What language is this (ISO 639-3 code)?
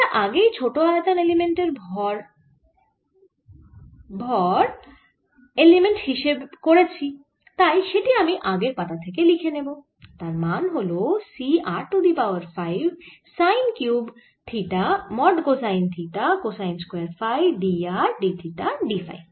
ben